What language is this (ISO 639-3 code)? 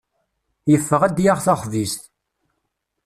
kab